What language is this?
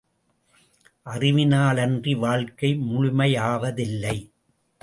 Tamil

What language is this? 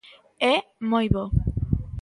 Galician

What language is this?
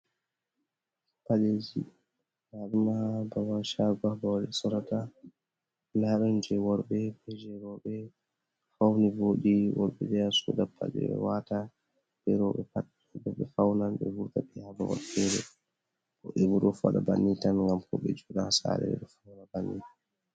Fula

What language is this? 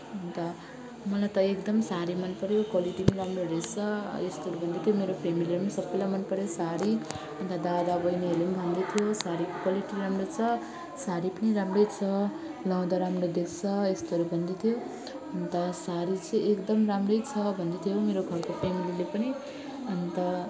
Nepali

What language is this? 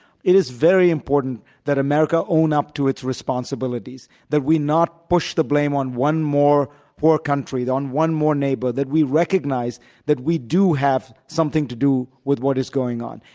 English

